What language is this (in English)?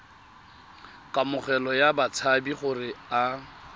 Tswana